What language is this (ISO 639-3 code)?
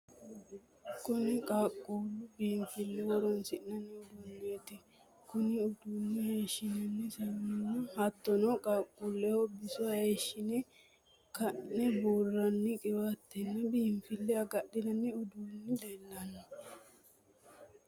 sid